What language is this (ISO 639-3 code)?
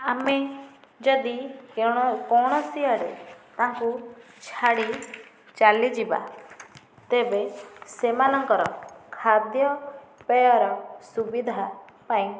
ori